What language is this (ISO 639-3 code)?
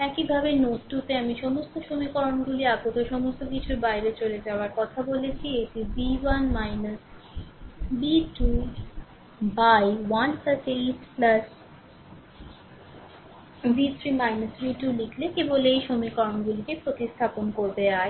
ben